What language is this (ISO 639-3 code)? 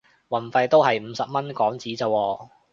yue